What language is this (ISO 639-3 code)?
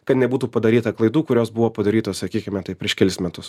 lit